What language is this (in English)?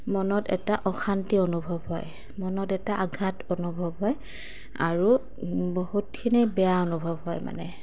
Assamese